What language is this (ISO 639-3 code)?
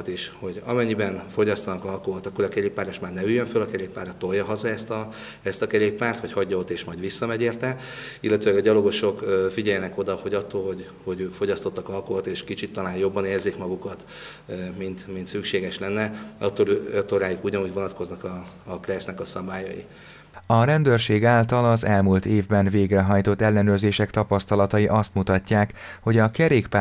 hun